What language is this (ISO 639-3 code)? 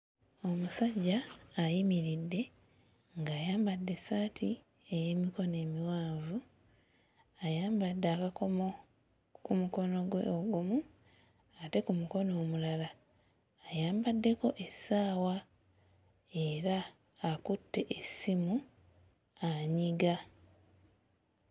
lug